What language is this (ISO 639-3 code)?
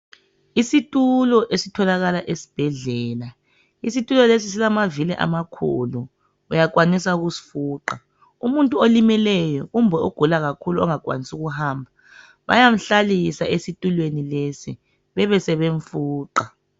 nde